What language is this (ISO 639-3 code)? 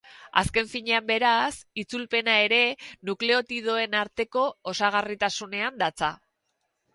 eus